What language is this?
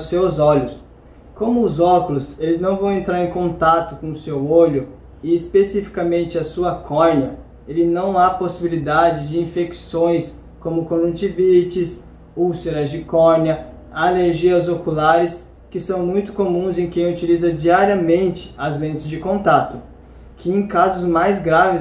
Portuguese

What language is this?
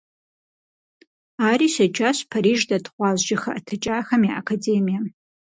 Kabardian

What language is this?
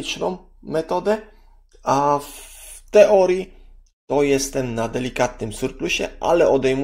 Polish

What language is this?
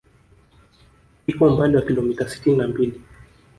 Swahili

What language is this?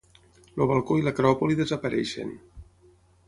Catalan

